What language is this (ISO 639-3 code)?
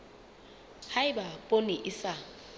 sot